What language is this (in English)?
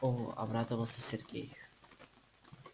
Russian